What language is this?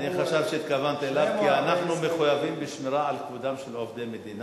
Hebrew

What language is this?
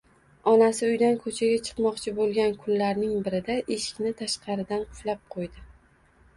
Uzbek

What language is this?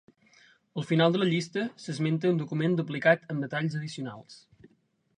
Catalan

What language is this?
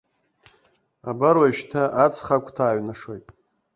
Abkhazian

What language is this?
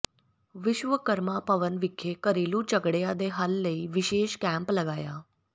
Punjabi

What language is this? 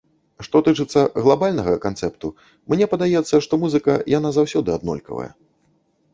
Belarusian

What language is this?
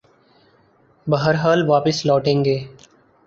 Urdu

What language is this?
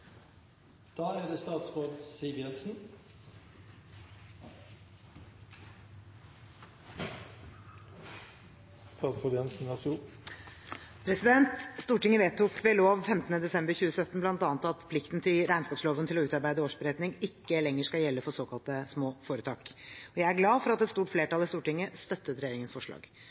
Norwegian Bokmål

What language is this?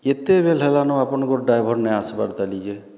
Odia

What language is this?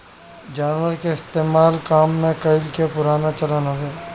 Bhojpuri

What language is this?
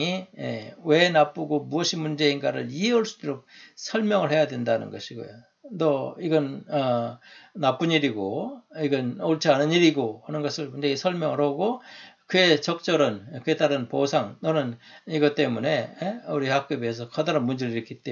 Korean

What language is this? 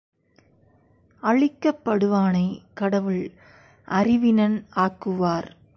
Tamil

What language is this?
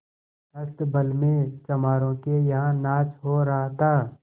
Hindi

